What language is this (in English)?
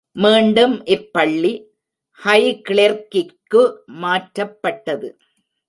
Tamil